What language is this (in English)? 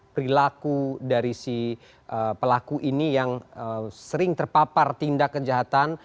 Indonesian